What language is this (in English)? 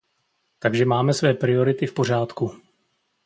Czech